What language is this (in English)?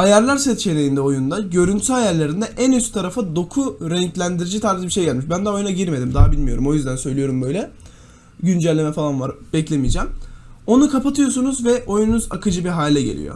Turkish